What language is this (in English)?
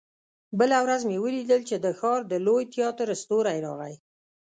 Pashto